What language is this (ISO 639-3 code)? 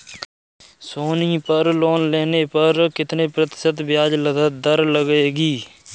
hin